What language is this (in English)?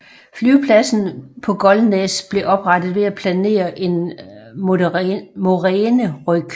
Danish